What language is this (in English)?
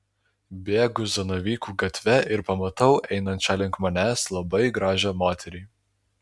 Lithuanian